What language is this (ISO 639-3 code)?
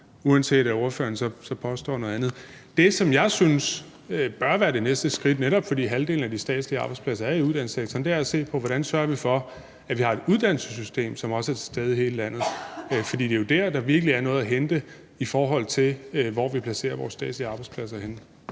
dan